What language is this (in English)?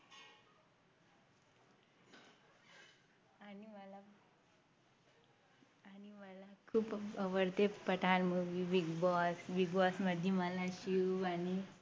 Marathi